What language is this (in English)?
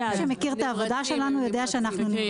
Hebrew